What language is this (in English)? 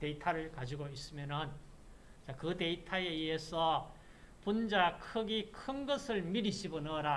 Korean